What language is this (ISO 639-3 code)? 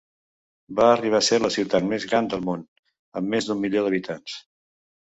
cat